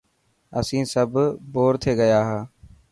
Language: Dhatki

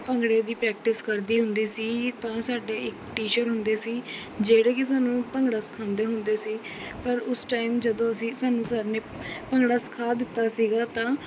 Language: Punjabi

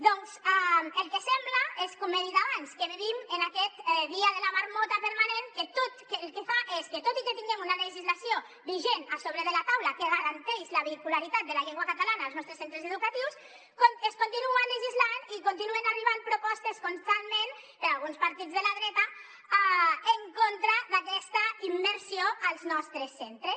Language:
Catalan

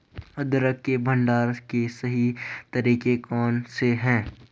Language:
Hindi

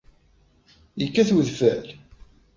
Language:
Kabyle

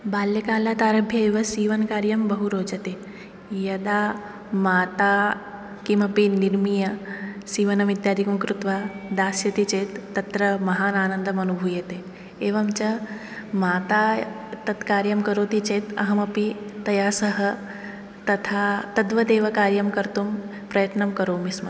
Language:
Sanskrit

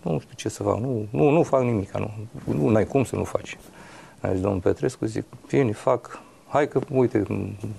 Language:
Romanian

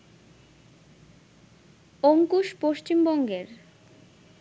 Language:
Bangla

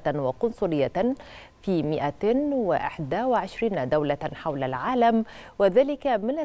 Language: Arabic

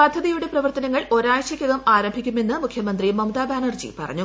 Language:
Malayalam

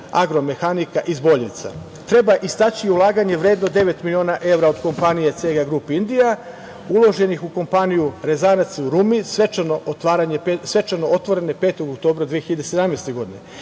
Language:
Serbian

